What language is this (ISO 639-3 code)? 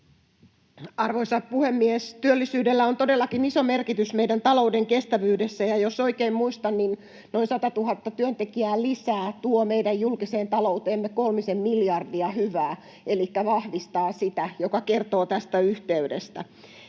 fin